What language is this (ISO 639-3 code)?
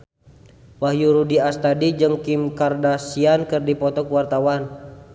sun